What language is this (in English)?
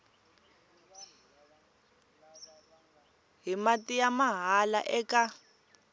Tsonga